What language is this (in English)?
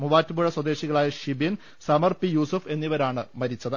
Malayalam